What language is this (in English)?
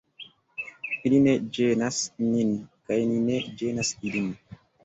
Esperanto